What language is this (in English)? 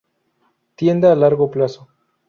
Spanish